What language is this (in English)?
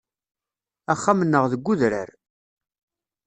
Kabyle